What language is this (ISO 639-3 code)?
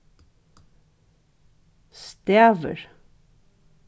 fao